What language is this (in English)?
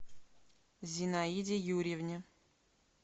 Russian